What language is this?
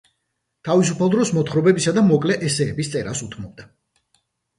Georgian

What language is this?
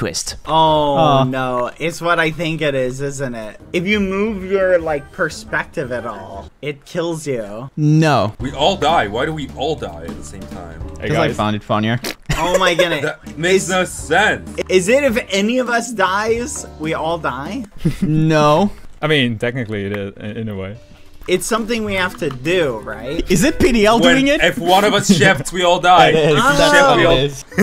English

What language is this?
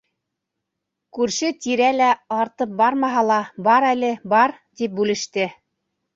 Bashkir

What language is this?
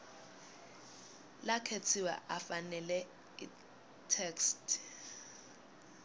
Swati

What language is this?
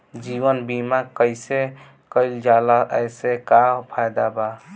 Bhojpuri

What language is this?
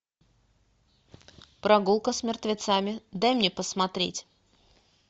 Russian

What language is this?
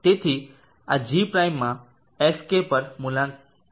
Gujarati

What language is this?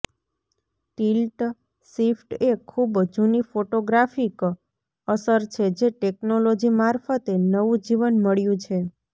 Gujarati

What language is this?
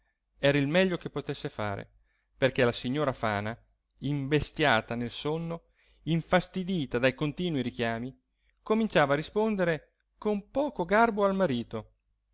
Italian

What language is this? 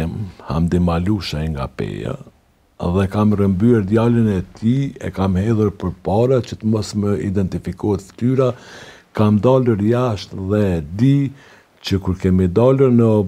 Romanian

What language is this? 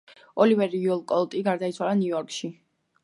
Georgian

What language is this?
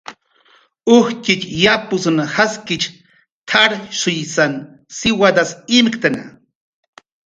Jaqaru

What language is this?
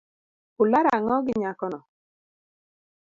Luo (Kenya and Tanzania)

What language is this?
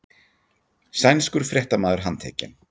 Icelandic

